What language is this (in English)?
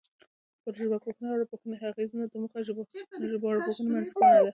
Pashto